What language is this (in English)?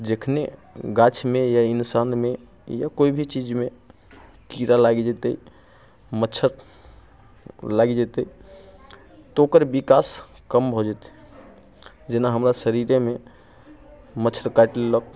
Maithili